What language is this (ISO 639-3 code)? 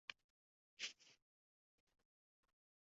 uzb